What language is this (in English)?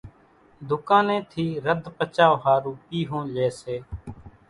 Kachi Koli